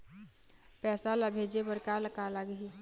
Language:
Chhattisgarhi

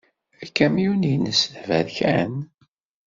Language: Kabyle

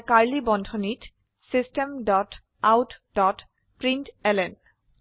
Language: Assamese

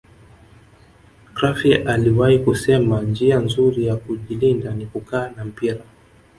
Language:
Swahili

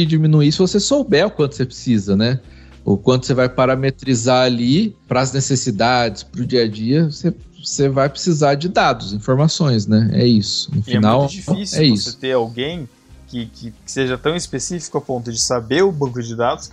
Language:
Portuguese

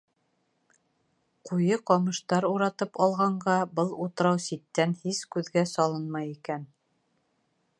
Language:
Bashkir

